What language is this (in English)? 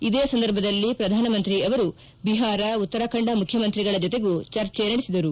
Kannada